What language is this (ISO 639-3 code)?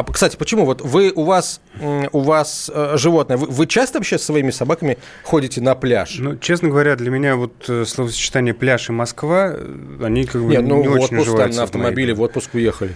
rus